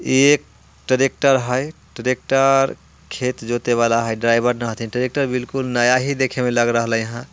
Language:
Bhojpuri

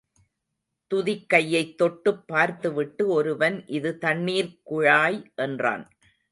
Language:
Tamil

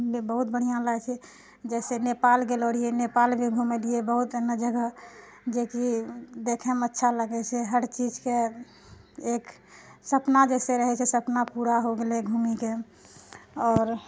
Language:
Maithili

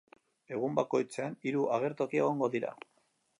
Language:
Basque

